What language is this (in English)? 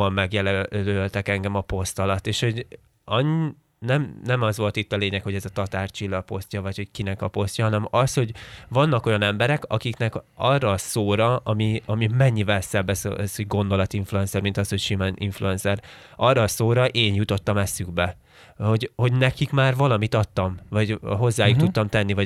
Hungarian